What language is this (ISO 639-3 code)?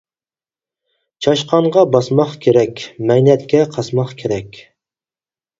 uig